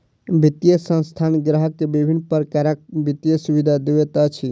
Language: Maithili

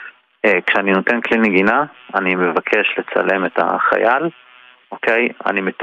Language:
Hebrew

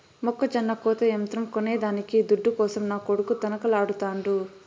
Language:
Telugu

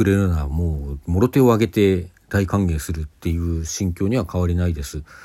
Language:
Japanese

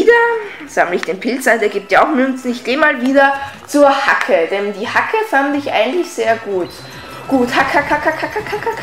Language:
German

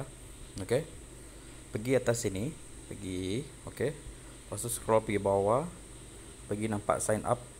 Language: Malay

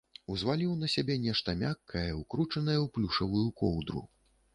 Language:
Belarusian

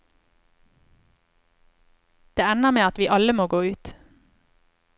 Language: Norwegian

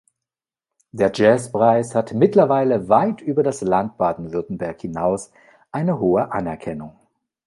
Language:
German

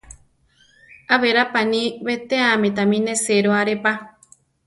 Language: Central Tarahumara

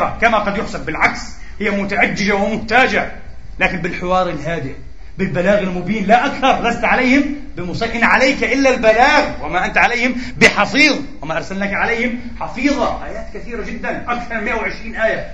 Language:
Arabic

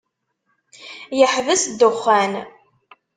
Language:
Kabyle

